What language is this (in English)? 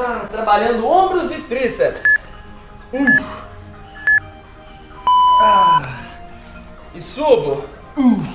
Portuguese